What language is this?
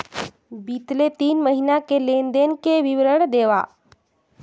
Chhattisgarhi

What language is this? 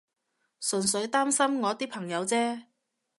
Cantonese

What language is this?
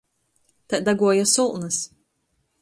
Latgalian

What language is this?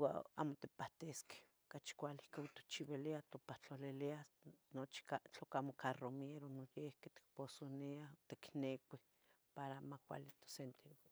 Tetelcingo Nahuatl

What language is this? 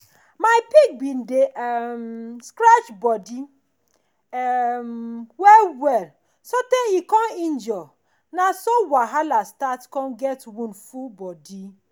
Nigerian Pidgin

